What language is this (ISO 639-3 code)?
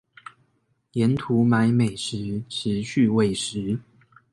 zho